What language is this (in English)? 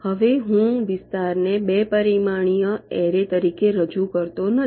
Gujarati